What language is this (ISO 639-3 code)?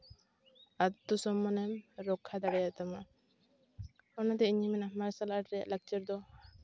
sat